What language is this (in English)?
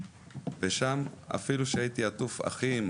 Hebrew